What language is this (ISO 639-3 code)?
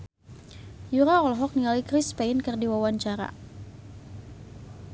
sun